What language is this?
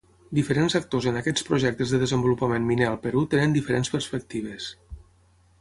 Catalan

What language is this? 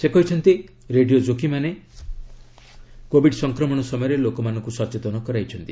Odia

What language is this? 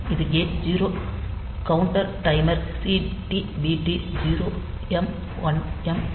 Tamil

